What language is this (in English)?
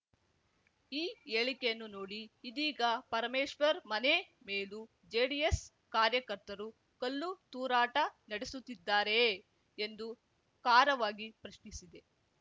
Kannada